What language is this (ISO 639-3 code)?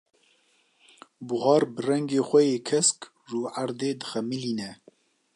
kur